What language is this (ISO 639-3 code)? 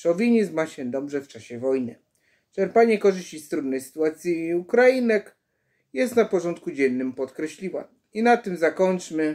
pol